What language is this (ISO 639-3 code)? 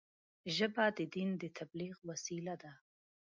pus